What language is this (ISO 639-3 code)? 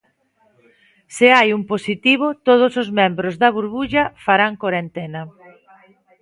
glg